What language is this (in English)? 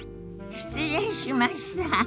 Japanese